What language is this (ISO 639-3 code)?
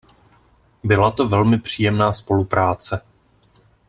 ces